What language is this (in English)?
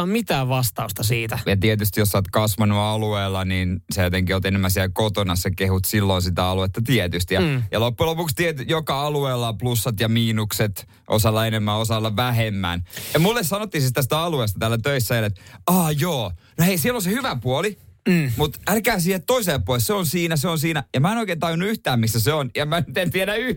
Finnish